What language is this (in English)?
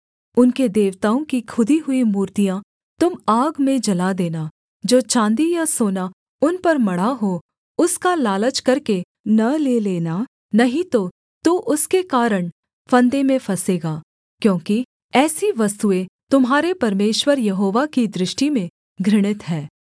Hindi